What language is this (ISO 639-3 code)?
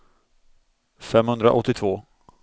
swe